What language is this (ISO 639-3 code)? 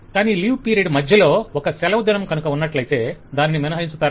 tel